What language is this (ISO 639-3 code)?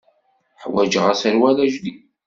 kab